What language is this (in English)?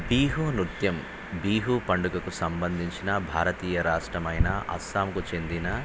Telugu